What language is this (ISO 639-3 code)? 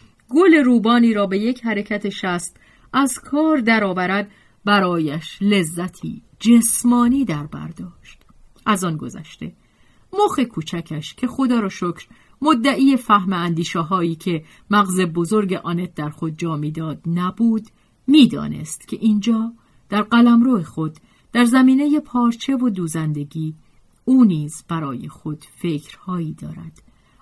fas